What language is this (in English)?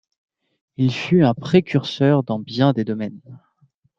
French